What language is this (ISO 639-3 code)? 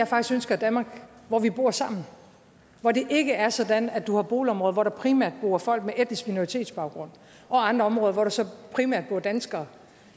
dan